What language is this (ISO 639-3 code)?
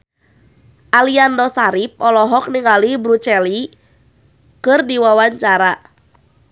sun